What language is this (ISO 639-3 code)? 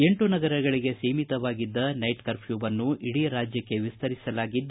kan